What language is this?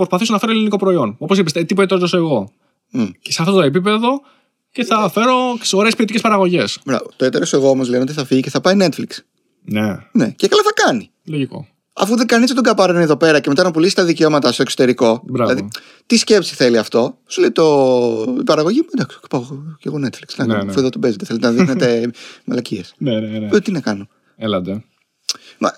Greek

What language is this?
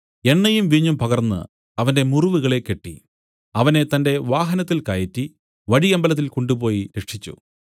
Malayalam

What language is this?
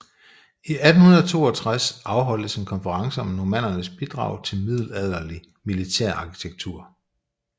Danish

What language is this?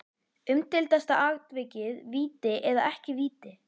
Icelandic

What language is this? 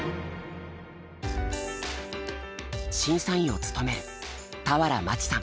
Japanese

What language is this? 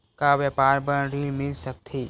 Chhattisgarhi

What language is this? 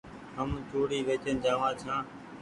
Goaria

